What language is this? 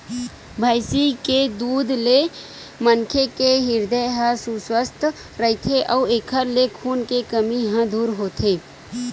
Chhattisgarhi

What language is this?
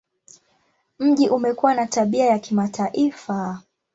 Swahili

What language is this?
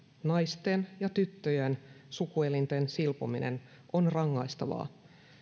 Finnish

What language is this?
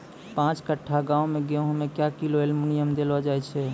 Maithili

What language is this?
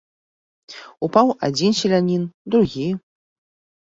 Belarusian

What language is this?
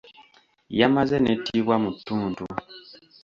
Ganda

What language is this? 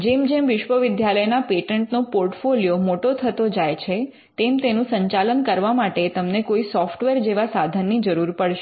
Gujarati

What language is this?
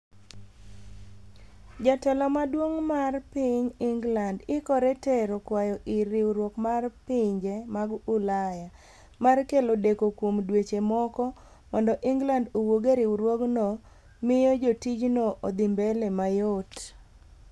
Luo (Kenya and Tanzania)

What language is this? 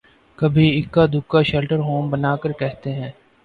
Urdu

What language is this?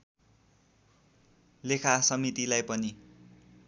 Nepali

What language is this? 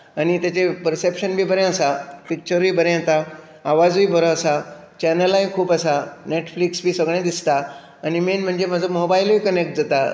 Konkani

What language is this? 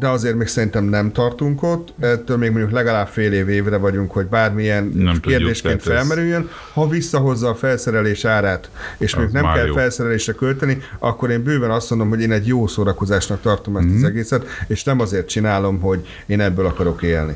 Hungarian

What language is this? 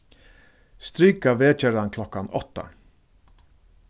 Faroese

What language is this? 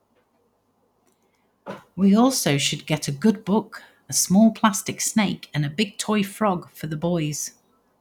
English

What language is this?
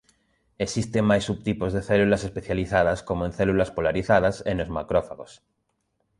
Galician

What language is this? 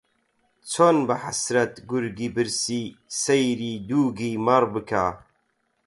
Central Kurdish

